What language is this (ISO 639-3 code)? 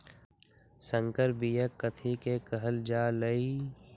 mag